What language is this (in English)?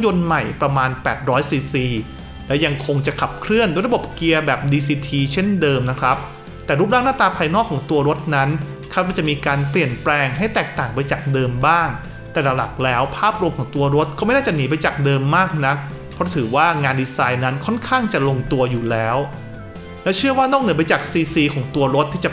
Thai